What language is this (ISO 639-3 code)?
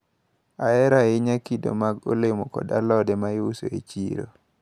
luo